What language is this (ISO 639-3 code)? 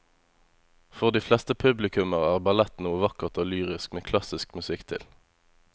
nor